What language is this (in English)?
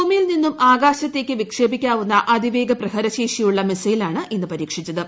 Malayalam